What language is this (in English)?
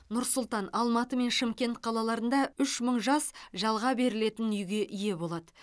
Kazakh